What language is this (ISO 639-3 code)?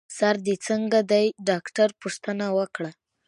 pus